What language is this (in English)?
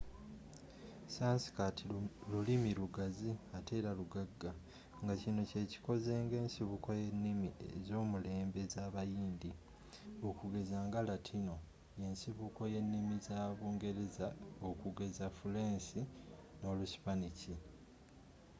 Ganda